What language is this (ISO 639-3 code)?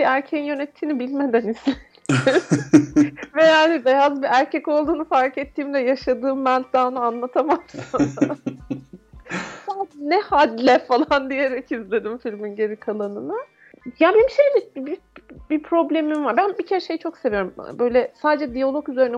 tur